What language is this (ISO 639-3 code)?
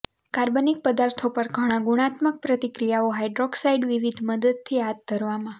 guj